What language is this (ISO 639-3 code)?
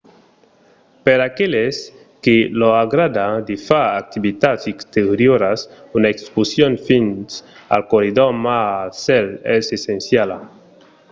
oci